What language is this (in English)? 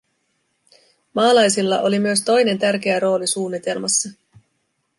Finnish